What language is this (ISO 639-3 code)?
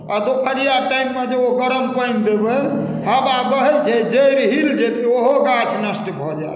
mai